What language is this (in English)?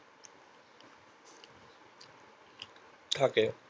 Bangla